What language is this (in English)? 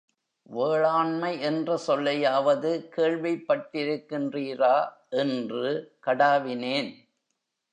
Tamil